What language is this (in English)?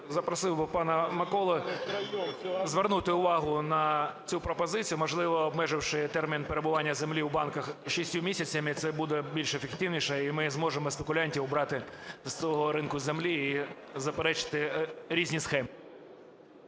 Ukrainian